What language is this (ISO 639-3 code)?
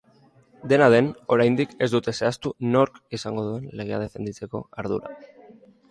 eus